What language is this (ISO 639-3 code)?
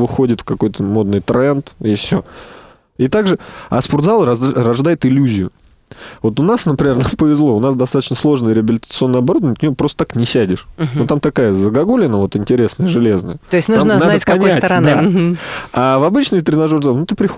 rus